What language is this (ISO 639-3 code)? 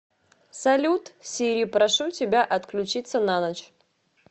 rus